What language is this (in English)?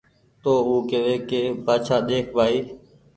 Goaria